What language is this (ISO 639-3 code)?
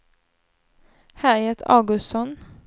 swe